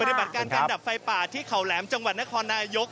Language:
Thai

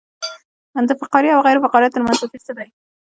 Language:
Pashto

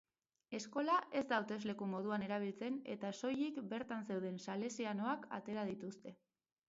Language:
Basque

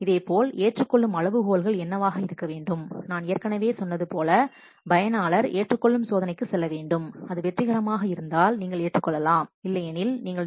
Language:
Tamil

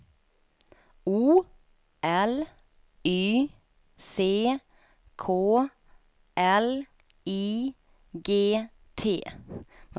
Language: Swedish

